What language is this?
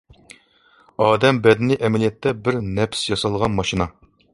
Uyghur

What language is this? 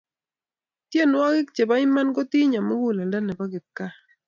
Kalenjin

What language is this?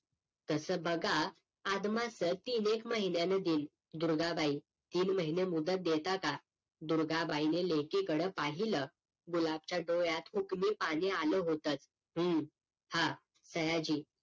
Marathi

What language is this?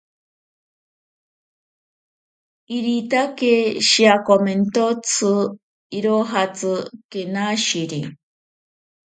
Ashéninka Perené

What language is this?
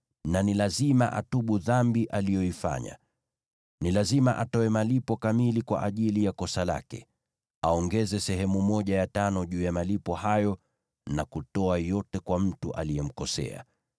Swahili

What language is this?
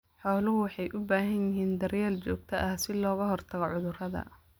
Somali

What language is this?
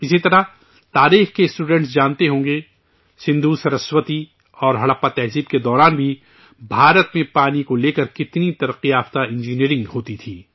Urdu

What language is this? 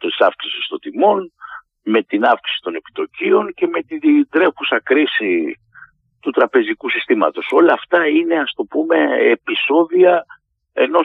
Greek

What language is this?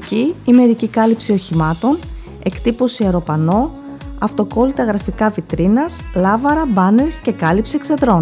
Greek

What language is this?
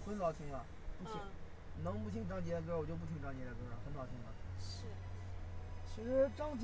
Chinese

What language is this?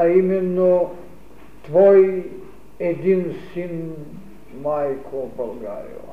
Bulgarian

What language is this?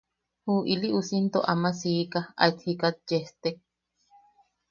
Yaqui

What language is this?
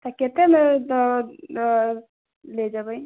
Maithili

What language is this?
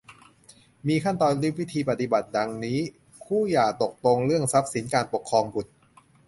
Thai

